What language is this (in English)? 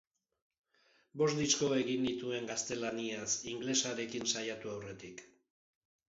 Basque